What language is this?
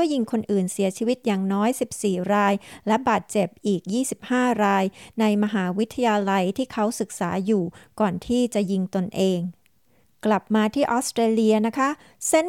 Thai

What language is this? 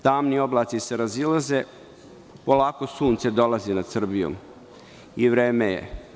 Serbian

